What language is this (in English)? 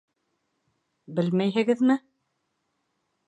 Bashkir